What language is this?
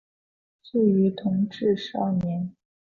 Chinese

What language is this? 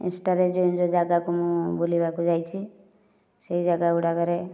Odia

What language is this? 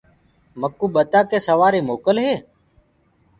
Gurgula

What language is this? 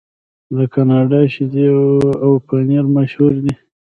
Pashto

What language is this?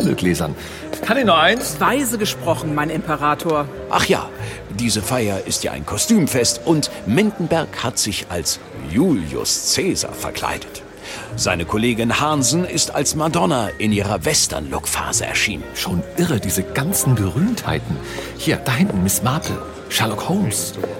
German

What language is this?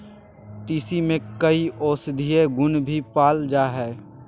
Magahi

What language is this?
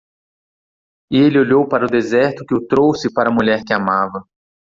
Portuguese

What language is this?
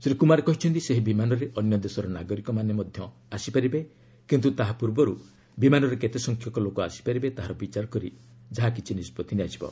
Odia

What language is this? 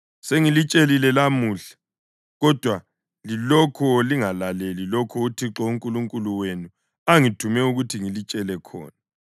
North Ndebele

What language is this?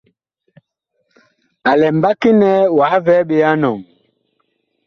Bakoko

